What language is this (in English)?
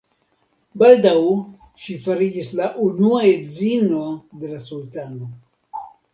Esperanto